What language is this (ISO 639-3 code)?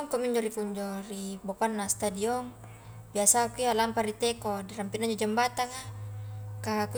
kjk